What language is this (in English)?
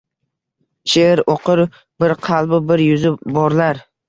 Uzbek